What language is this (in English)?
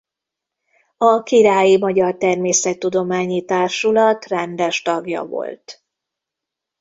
Hungarian